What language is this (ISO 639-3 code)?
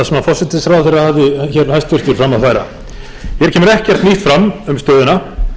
isl